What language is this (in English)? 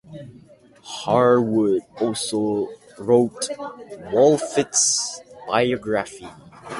English